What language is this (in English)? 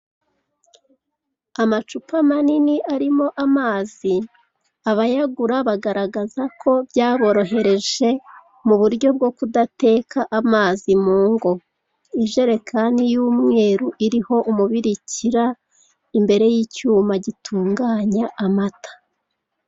Kinyarwanda